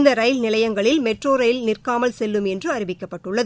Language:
Tamil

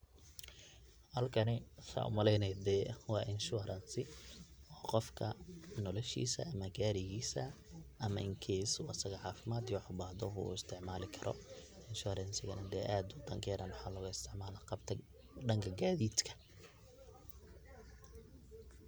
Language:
Somali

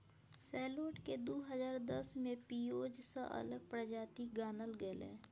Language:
Maithili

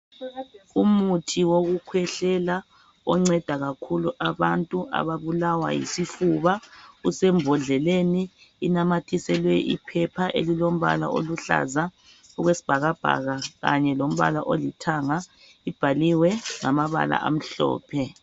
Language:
North Ndebele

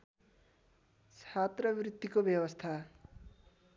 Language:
Nepali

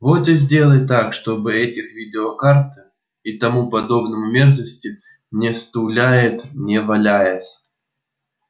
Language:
Russian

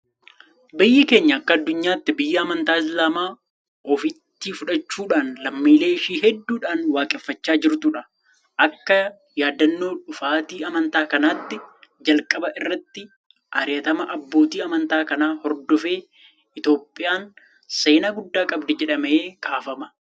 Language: Oromo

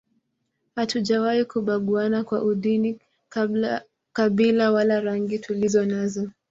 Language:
Swahili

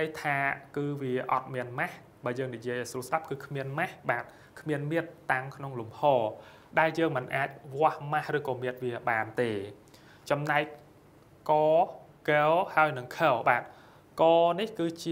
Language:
Vietnamese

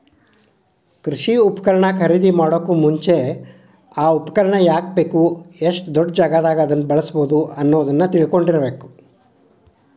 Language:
Kannada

